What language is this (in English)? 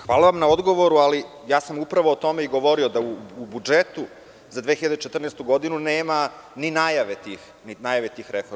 Serbian